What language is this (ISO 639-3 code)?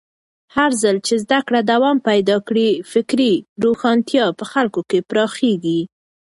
pus